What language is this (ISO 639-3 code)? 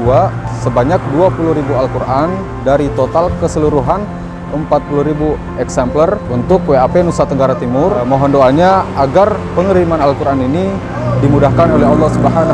ind